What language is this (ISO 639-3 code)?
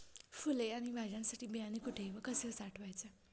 mar